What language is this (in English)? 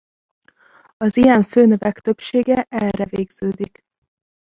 Hungarian